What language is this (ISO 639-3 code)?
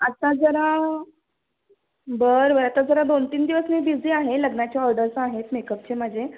mar